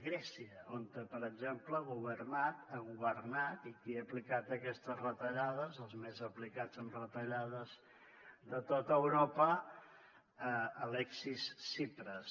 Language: Catalan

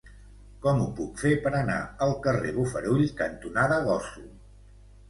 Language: Catalan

